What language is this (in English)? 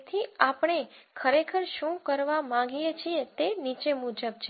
Gujarati